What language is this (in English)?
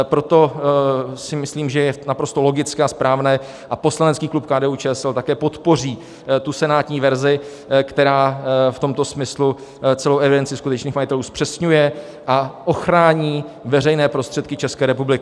Czech